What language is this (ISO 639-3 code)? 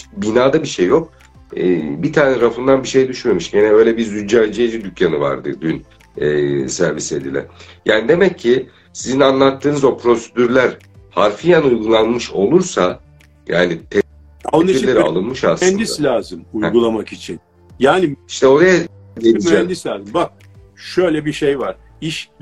tur